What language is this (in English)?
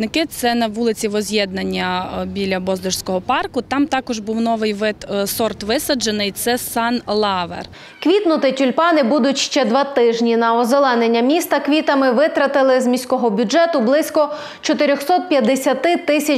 Ukrainian